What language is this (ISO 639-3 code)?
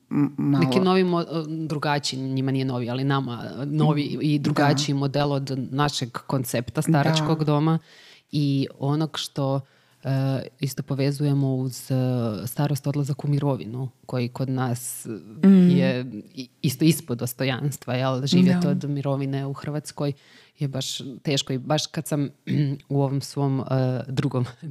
hrv